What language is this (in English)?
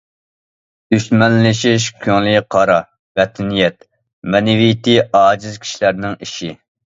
Uyghur